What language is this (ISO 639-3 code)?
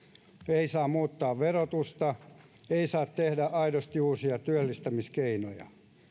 fin